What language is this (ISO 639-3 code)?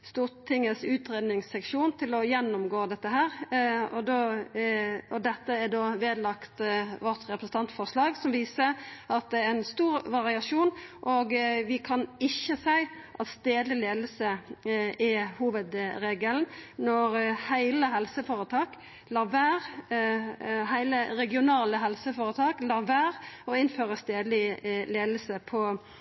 nno